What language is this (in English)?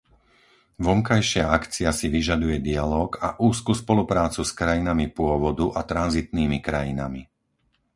Slovak